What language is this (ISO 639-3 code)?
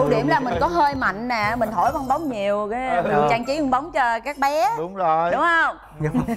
vie